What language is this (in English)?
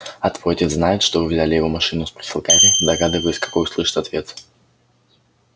Russian